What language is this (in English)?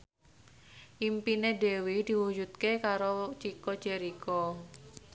Javanese